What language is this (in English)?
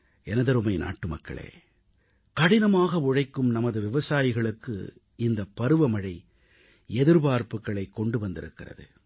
Tamil